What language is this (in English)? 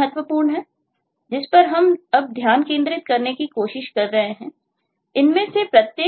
Hindi